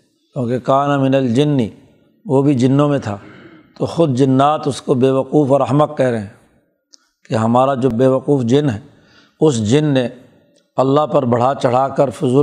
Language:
Urdu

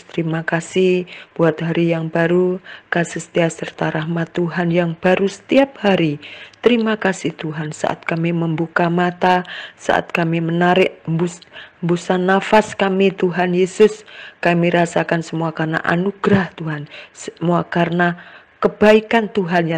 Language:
Indonesian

